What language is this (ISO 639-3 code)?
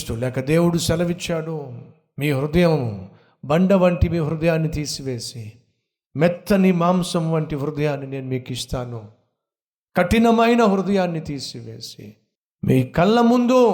tel